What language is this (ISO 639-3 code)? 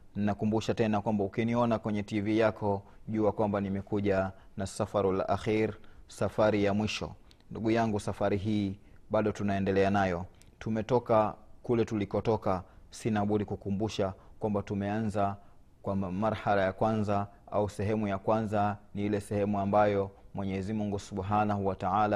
swa